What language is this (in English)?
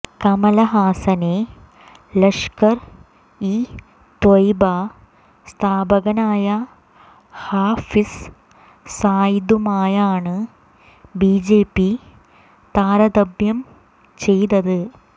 Malayalam